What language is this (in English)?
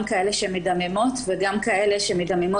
Hebrew